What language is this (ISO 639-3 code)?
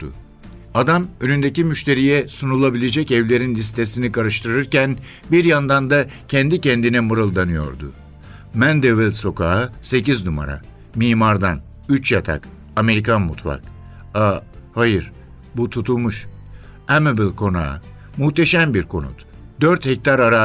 tur